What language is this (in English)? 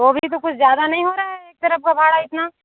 Hindi